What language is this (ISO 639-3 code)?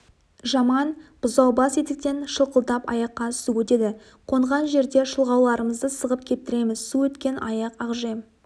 kaz